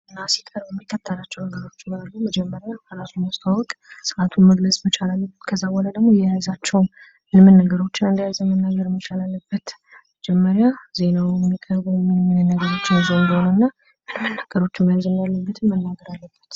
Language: Amharic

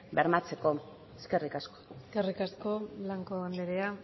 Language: Basque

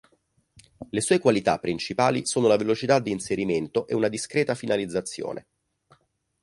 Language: Italian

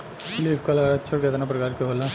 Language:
Bhojpuri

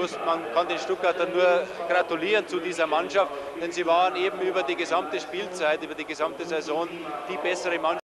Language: German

